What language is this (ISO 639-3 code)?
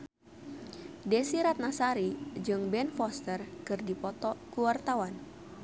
sun